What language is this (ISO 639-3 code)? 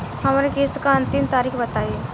bho